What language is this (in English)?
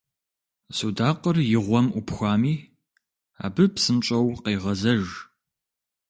Kabardian